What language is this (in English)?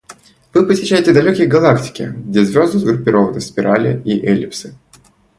Russian